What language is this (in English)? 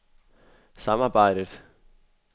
Danish